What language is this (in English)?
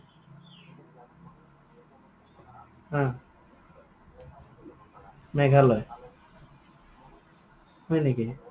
Assamese